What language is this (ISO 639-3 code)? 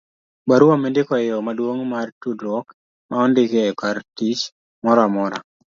luo